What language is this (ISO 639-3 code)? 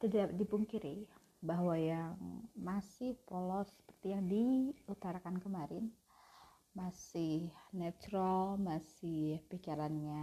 ind